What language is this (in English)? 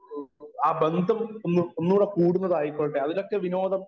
Malayalam